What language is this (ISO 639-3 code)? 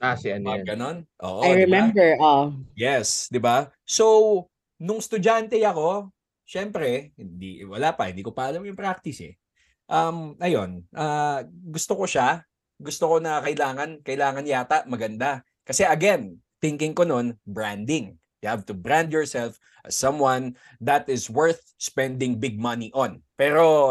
fil